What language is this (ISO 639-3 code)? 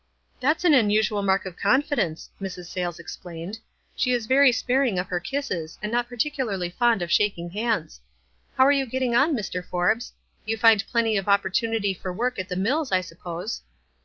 eng